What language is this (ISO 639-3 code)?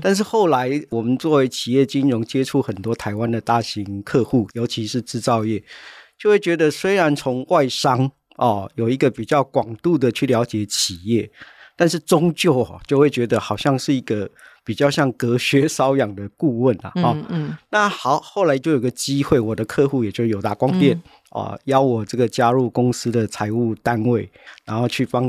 zho